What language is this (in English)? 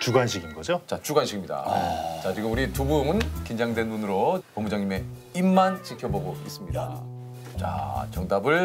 Korean